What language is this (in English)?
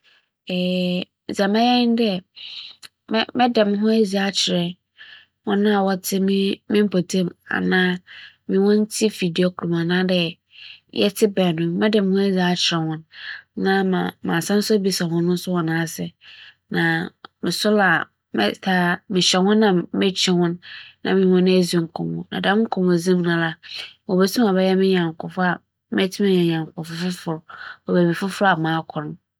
Akan